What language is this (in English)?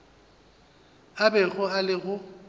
Northern Sotho